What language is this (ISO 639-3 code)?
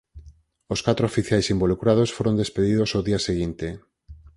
glg